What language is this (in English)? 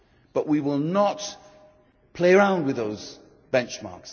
English